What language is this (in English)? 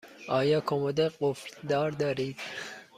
Persian